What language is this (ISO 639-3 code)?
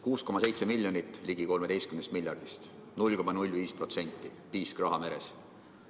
est